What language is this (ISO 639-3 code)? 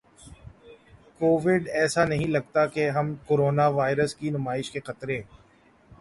urd